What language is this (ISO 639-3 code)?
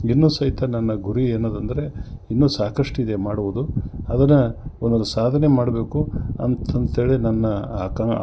kan